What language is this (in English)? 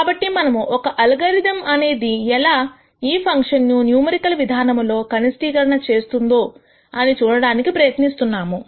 Telugu